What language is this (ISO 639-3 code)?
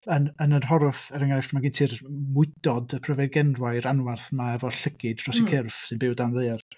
cym